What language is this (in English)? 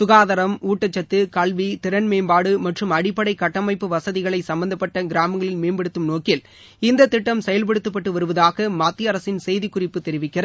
Tamil